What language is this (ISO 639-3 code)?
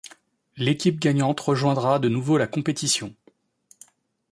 fra